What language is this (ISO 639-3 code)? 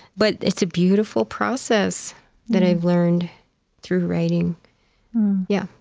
eng